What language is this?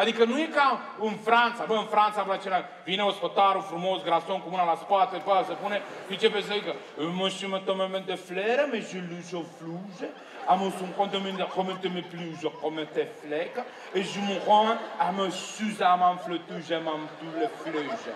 Romanian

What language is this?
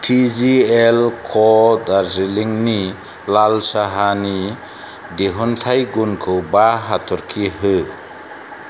Bodo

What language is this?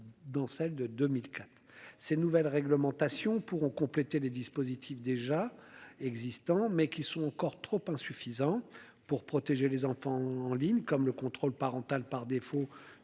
French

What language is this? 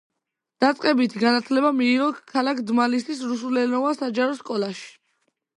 Georgian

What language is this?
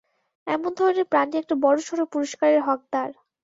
Bangla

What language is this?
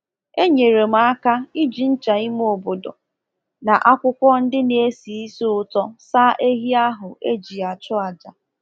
Igbo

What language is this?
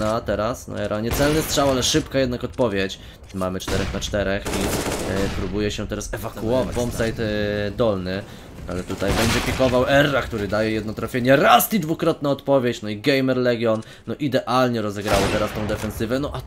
Polish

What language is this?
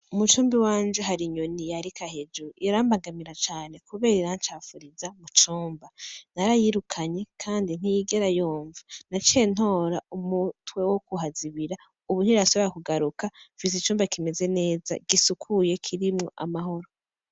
Rundi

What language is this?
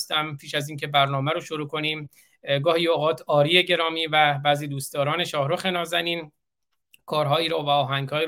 Persian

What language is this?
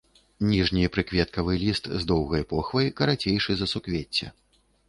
Belarusian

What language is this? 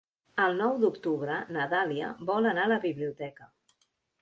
Catalan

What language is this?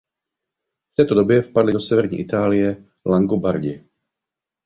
Czech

